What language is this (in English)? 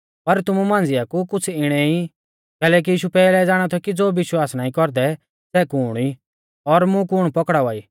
Mahasu Pahari